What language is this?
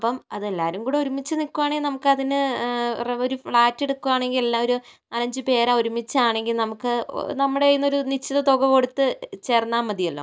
Malayalam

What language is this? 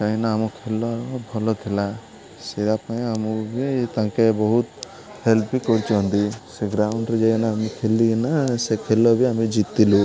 Odia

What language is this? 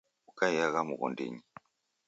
Taita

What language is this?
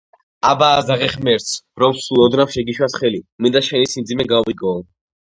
Georgian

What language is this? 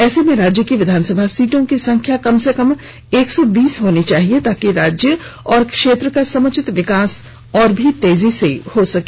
Hindi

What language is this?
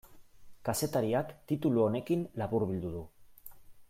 Basque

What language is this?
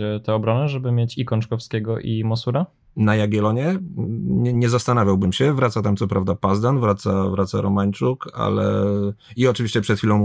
Polish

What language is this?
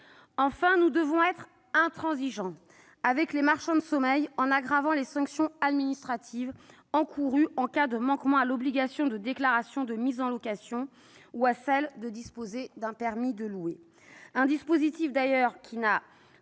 French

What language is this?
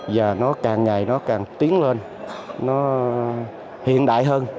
Vietnamese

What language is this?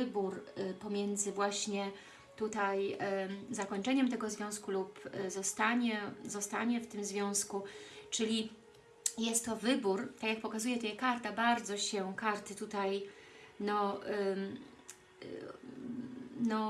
Polish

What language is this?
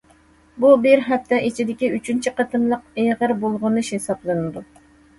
Uyghur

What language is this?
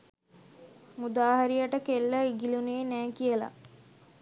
Sinhala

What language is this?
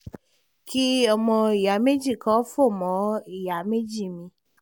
Yoruba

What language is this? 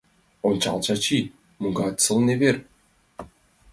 Mari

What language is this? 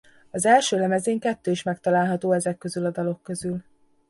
Hungarian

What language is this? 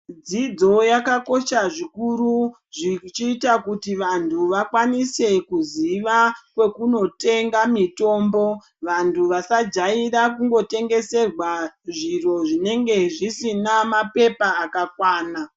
Ndau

